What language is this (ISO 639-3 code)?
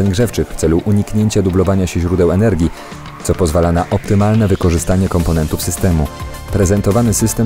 pol